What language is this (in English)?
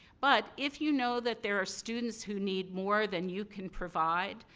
English